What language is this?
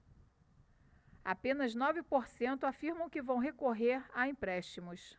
Portuguese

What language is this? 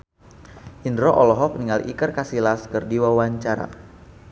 Sundanese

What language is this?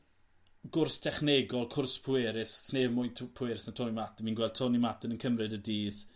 Welsh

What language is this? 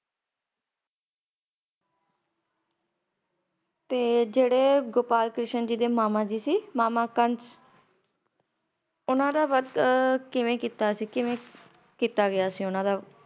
Punjabi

